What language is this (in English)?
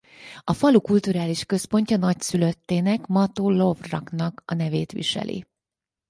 Hungarian